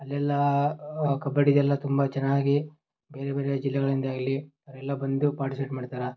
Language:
Kannada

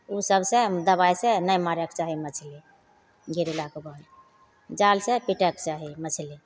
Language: Maithili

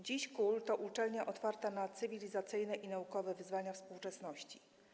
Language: Polish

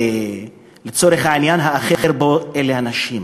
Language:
Hebrew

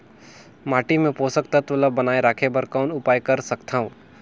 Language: Chhattisgarhi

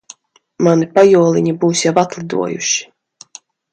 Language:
Latvian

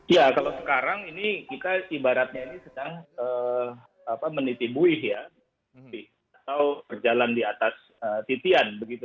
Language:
Indonesian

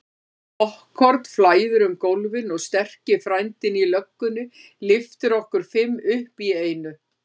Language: Icelandic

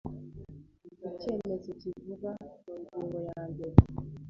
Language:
Kinyarwanda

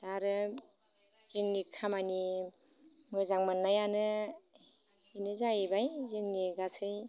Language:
Bodo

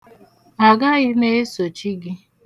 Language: Igbo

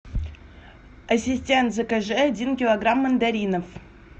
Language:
Russian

